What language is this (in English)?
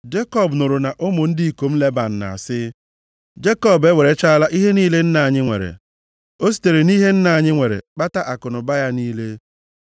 Igbo